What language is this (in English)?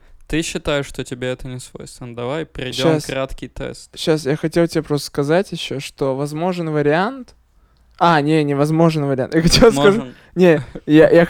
Russian